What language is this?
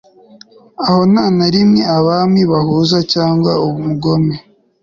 Kinyarwanda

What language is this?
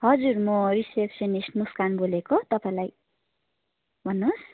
Nepali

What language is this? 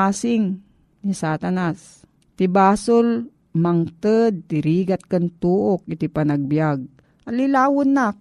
Filipino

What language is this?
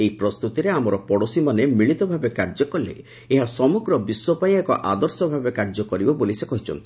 Odia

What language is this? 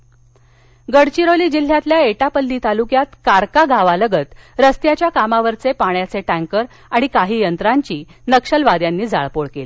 Marathi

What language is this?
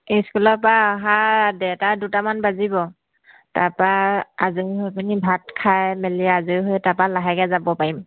Assamese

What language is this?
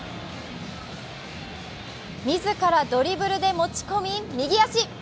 Japanese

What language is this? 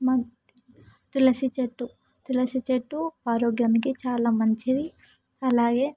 Telugu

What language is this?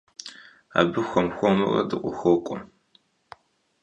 Kabardian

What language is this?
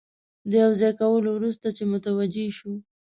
Pashto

